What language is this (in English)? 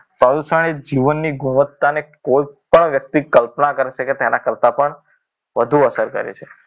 Gujarati